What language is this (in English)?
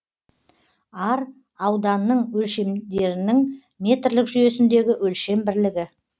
Kazakh